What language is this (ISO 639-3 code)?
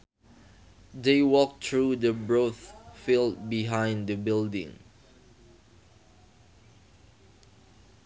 sun